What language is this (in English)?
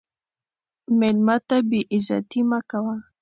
Pashto